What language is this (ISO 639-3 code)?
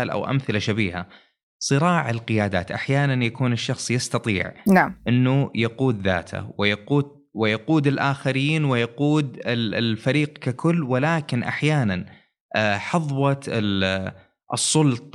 ara